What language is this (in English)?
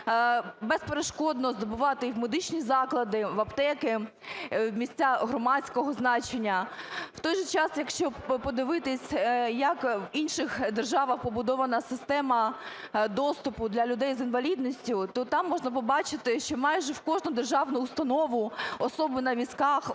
Ukrainian